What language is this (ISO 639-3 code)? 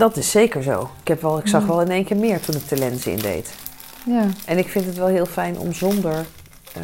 nld